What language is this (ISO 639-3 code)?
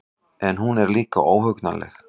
isl